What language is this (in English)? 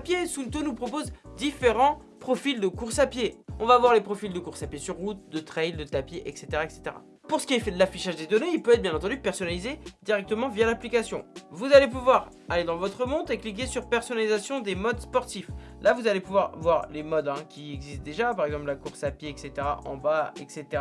French